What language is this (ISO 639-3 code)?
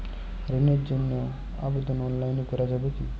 ben